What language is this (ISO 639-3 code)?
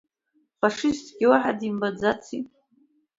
abk